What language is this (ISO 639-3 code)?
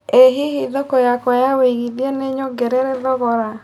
kik